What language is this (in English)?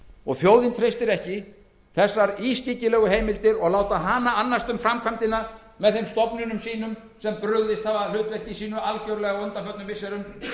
Icelandic